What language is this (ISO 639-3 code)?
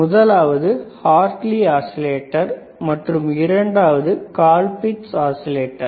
tam